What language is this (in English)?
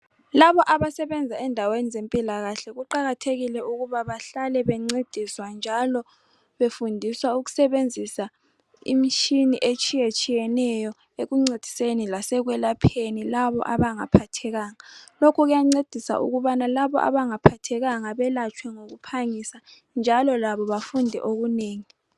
North Ndebele